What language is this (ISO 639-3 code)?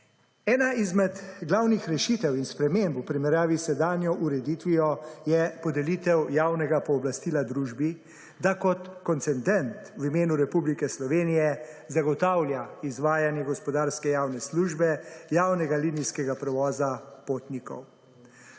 slv